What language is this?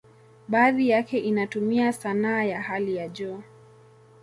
Swahili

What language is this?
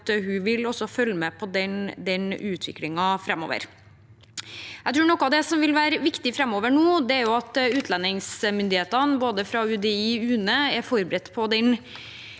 Norwegian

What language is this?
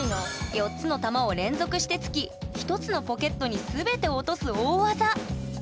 Japanese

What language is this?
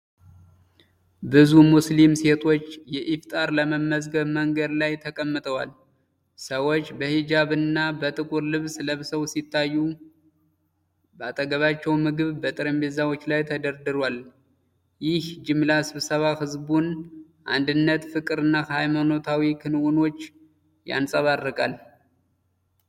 Amharic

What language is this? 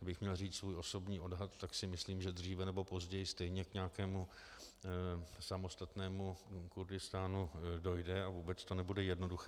Czech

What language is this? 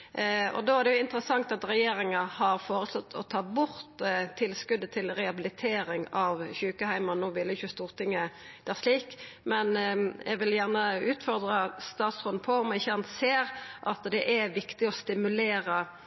Norwegian Nynorsk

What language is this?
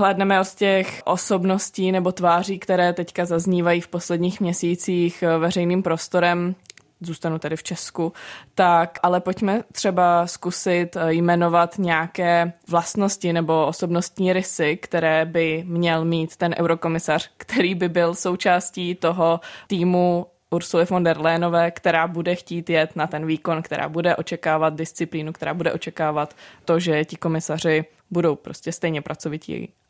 Czech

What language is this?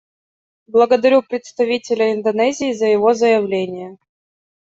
Russian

